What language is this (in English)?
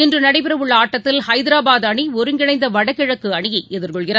Tamil